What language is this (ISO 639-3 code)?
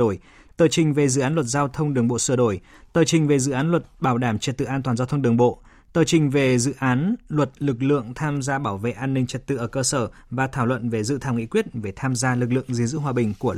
vie